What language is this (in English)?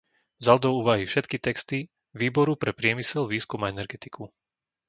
Slovak